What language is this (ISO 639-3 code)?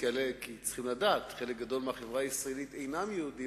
heb